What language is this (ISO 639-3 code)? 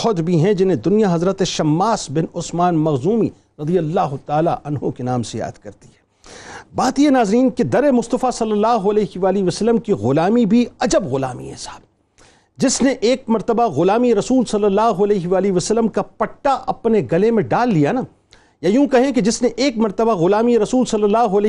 urd